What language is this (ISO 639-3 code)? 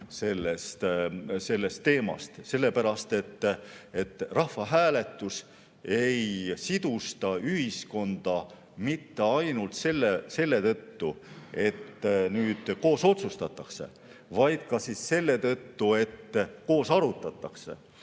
est